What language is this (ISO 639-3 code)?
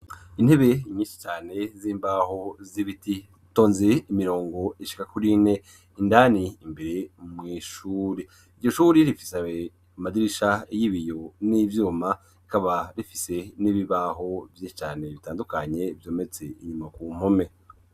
run